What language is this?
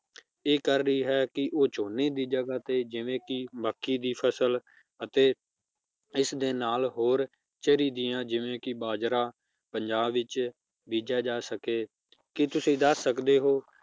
Punjabi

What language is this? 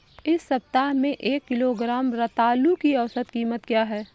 Hindi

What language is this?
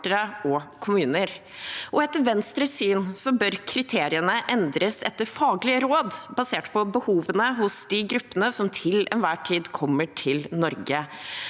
Norwegian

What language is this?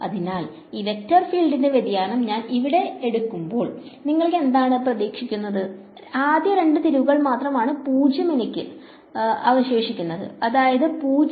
Malayalam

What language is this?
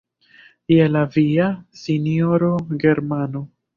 Esperanto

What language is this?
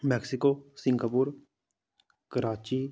Dogri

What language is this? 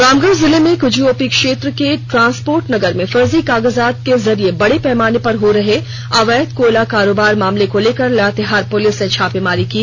Hindi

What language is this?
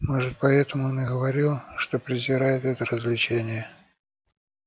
Russian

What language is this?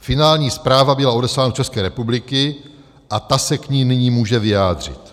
Czech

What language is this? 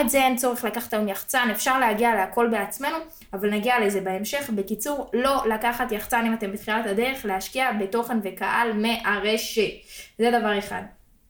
Hebrew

